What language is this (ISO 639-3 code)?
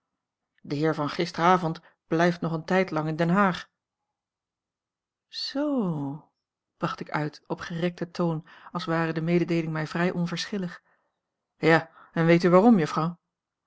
nld